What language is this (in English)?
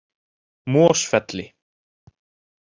Icelandic